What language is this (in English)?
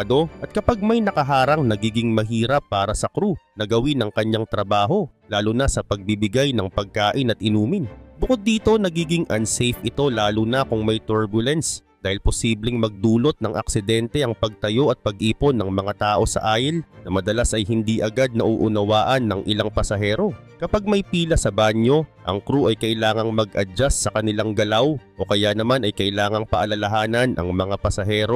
Filipino